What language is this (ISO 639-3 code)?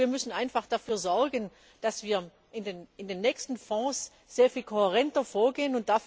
deu